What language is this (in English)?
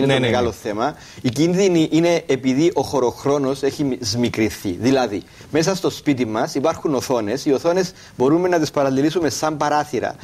Greek